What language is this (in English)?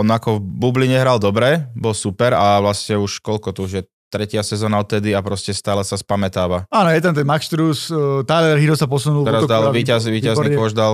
Slovak